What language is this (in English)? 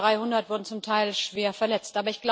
German